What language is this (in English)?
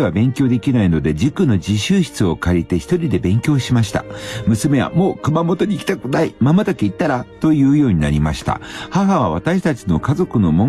Japanese